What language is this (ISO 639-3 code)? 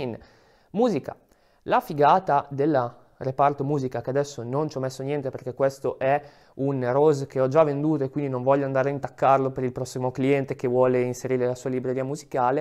ita